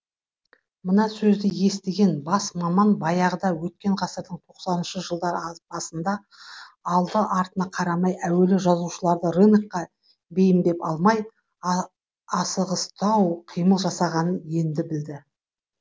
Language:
Kazakh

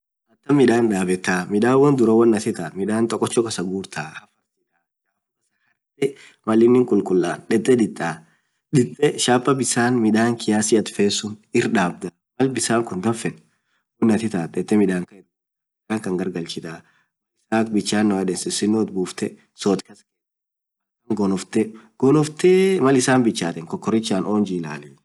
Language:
Orma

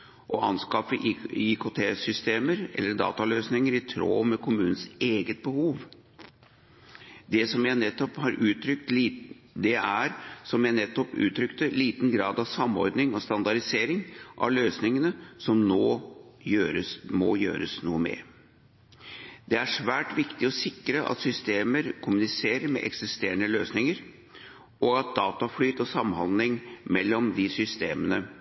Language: Norwegian Bokmål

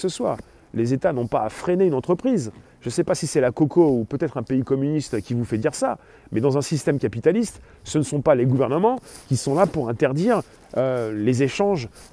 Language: French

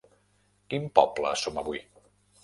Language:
Catalan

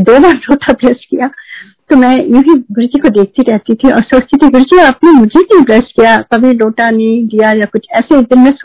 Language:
Hindi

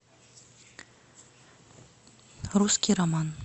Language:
Russian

